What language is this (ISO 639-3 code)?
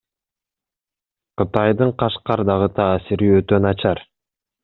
kir